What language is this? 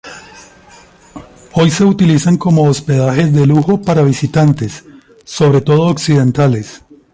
Spanish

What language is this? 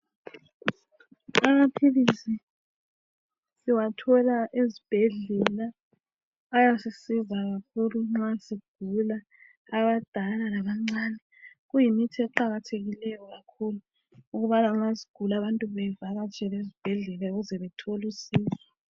North Ndebele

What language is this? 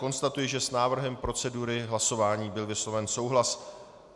Czech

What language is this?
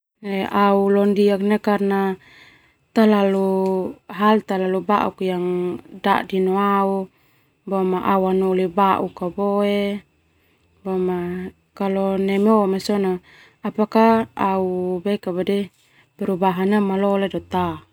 Termanu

